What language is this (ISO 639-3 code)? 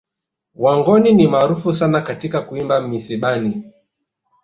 swa